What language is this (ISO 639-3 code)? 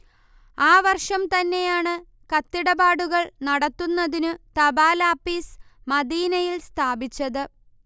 mal